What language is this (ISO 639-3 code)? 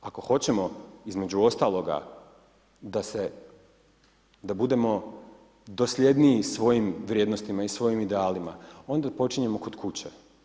hrv